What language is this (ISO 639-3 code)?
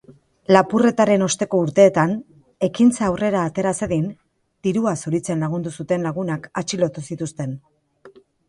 eus